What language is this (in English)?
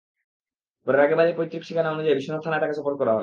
Bangla